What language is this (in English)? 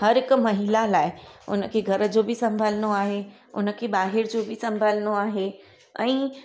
Sindhi